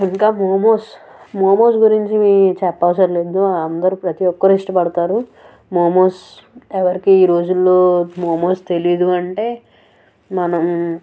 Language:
Telugu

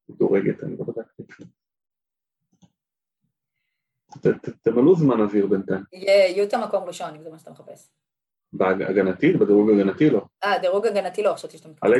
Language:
Hebrew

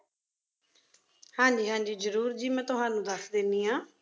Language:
Punjabi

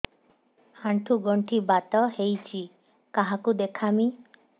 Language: Odia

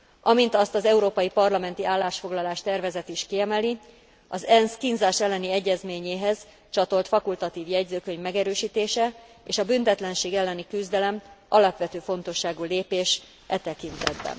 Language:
Hungarian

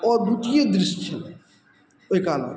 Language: Maithili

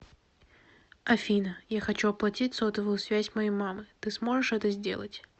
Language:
Russian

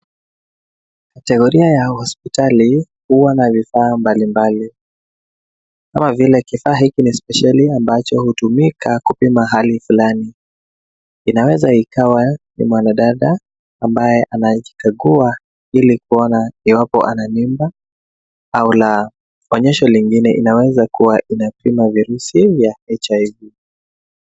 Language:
Swahili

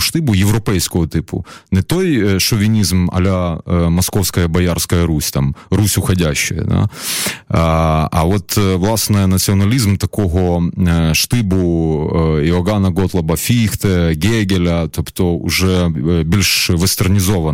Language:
Ukrainian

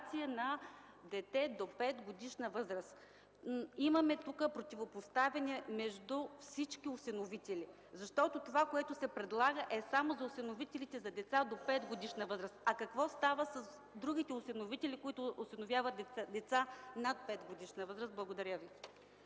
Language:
Bulgarian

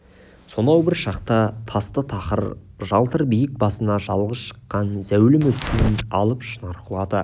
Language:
Kazakh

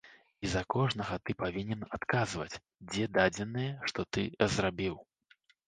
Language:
Belarusian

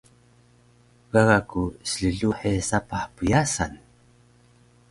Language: Taroko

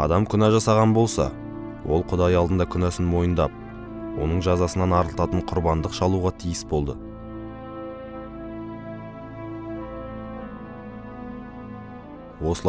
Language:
Turkish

